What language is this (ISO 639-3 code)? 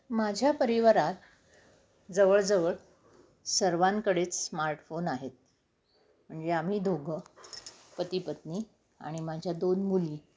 mar